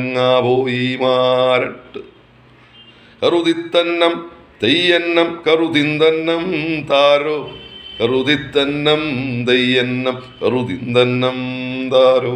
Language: Malayalam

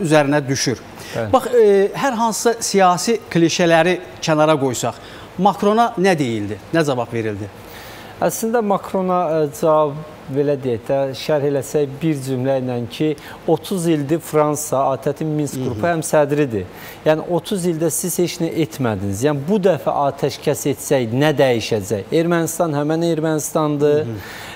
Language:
Turkish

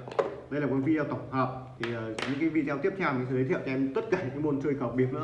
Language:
Vietnamese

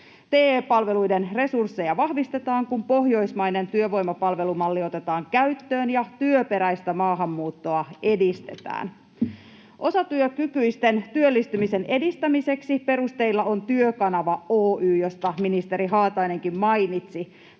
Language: Finnish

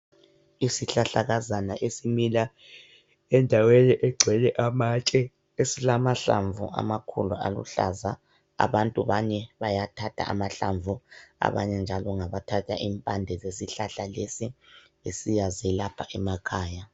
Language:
North Ndebele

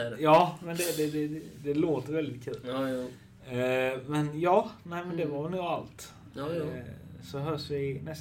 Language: Swedish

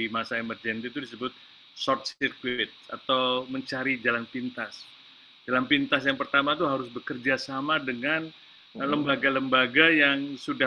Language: Indonesian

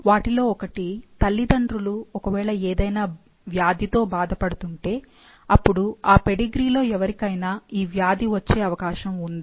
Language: Telugu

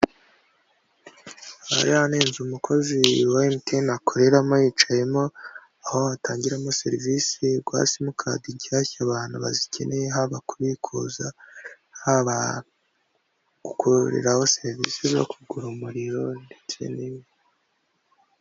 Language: Kinyarwanda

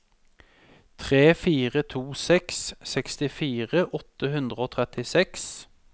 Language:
Norwegian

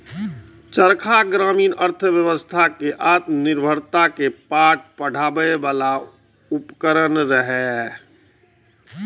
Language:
Maithili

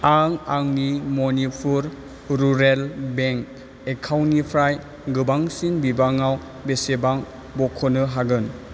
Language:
Bodo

